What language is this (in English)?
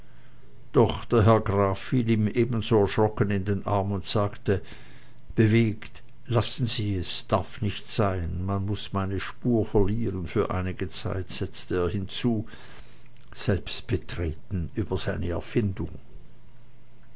German